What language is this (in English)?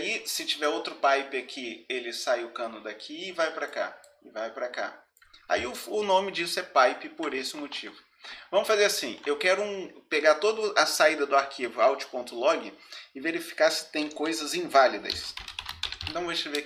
Portuguese